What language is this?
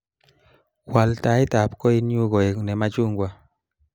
Kalenjin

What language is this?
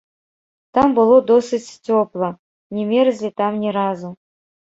Belarusian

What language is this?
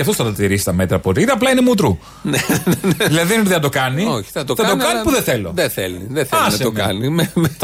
Greek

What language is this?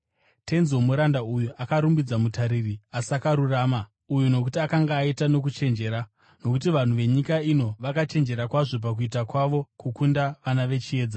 Shona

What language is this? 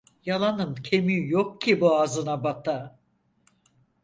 Turkish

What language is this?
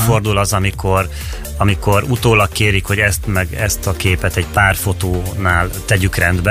Hungarian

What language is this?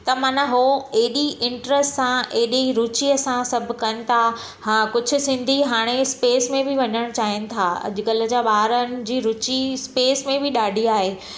Sindhi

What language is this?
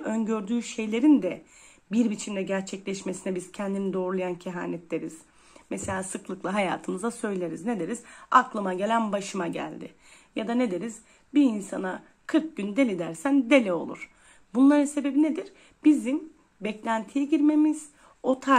Turkish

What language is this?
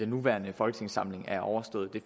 Danish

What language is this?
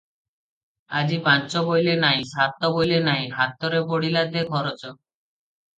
Odia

